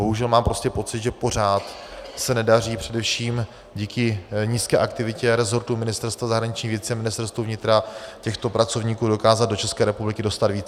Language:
Czech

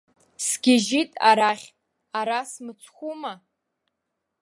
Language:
Abkhazian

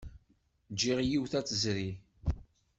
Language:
Kabyle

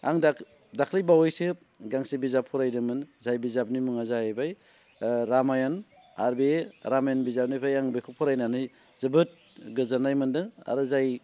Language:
Bodo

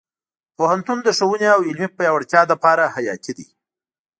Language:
Pashto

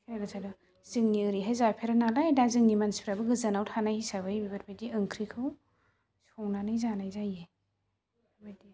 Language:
Bodo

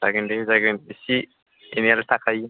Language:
Bodo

